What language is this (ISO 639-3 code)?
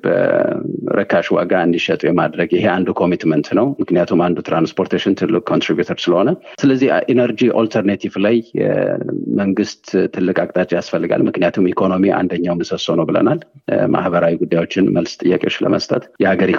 amh